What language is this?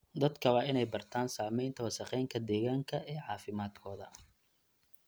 Somali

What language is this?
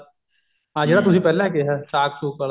Punjabi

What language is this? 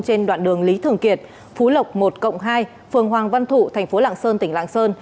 Vietnamese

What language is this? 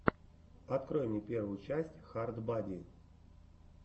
Russian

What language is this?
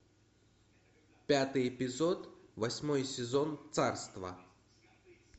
Russian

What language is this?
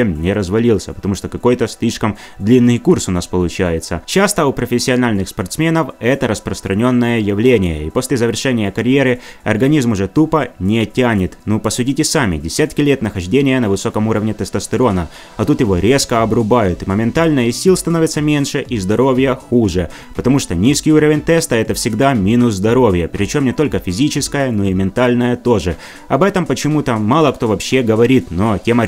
Russian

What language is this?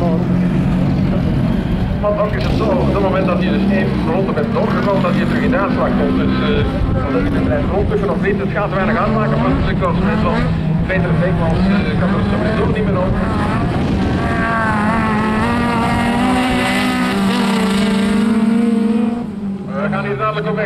Dutch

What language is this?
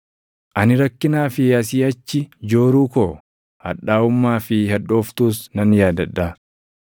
Oromo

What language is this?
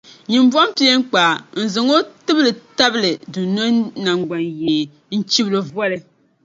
Dagbani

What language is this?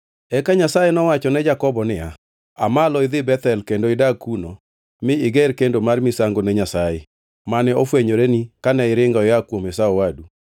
Luo (Kenya and Tanzania)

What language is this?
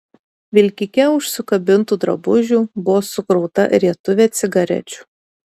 Lithuanian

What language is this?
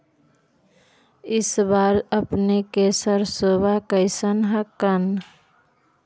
Magahi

